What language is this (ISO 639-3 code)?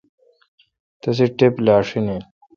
xka